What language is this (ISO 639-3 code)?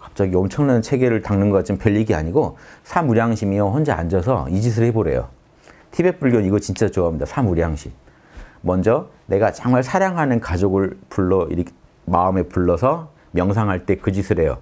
kor